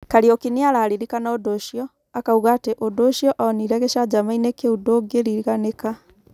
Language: Kikuyu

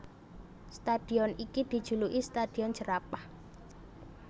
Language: Javanese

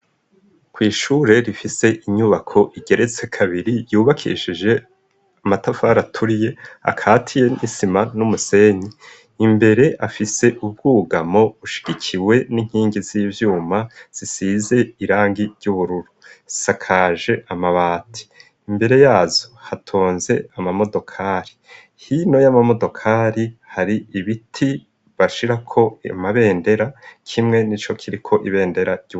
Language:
Rundi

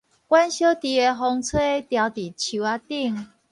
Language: Min Nan Chinese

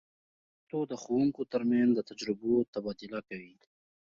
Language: Pashto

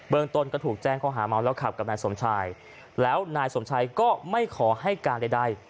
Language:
Thai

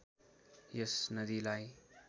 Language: Nepali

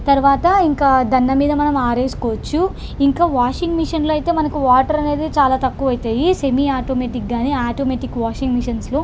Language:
Telugu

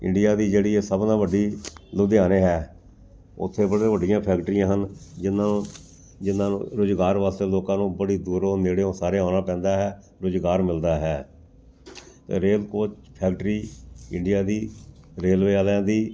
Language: Punjabi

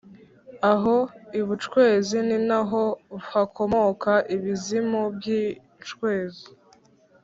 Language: Kinyarwanda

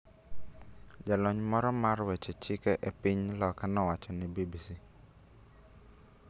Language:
Luo (Kenya and Tanzania)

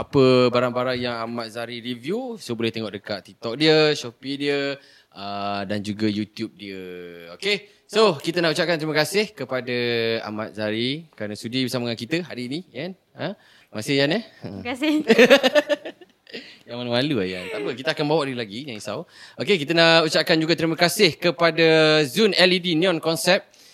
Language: Malay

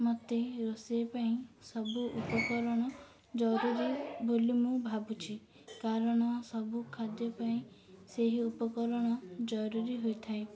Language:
Odia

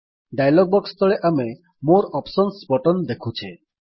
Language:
Odia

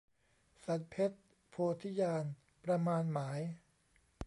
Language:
Thai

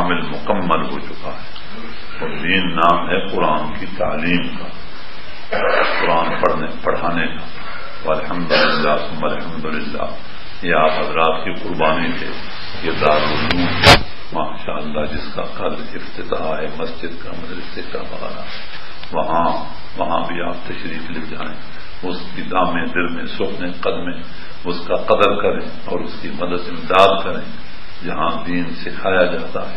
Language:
Arabic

